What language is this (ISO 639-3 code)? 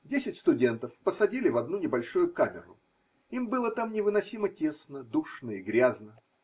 rus